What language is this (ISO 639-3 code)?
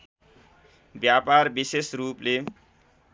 nep